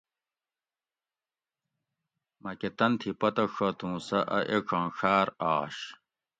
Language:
Gawri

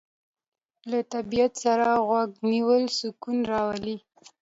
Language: Pashto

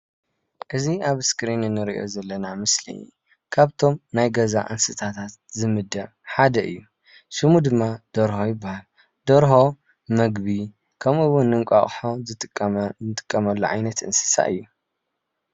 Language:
Tigrinya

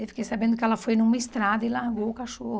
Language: Portuguese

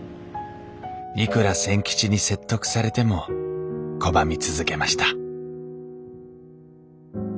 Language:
Japanese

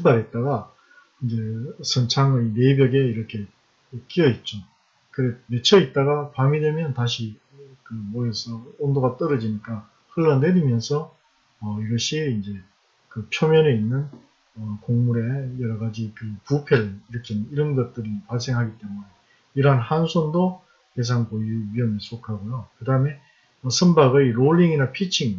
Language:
Korean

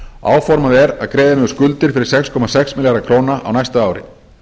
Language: Icelandic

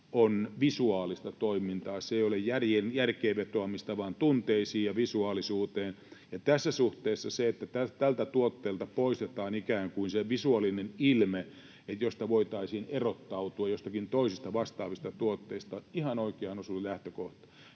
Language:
Finnish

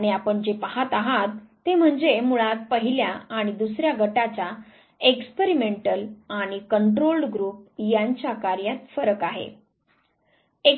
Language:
Marathi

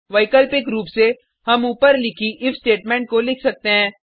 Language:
Hindi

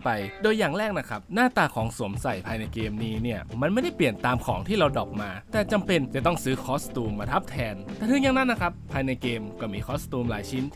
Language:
Thai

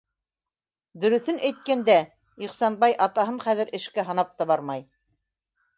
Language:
Bashkir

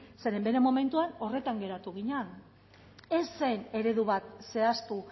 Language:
Basque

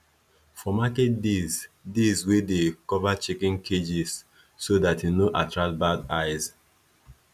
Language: Nigerian Pidgin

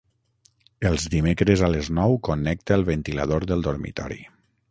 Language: Catalan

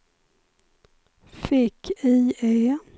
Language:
Swedish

